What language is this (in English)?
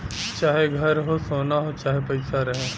Bhojpuri